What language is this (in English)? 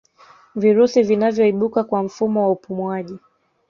Swahili